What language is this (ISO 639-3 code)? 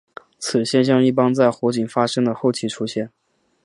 zho